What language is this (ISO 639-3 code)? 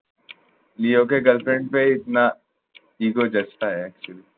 ben